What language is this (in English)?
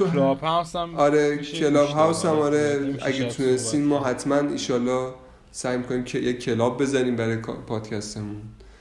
Persian